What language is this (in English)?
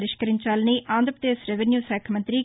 Telugu